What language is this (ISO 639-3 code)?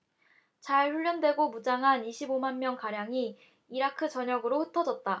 kor